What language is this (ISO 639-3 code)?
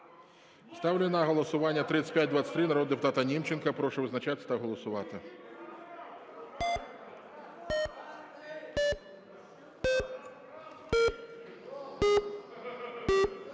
ukr